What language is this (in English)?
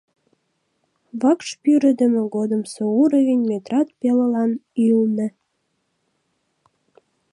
Mari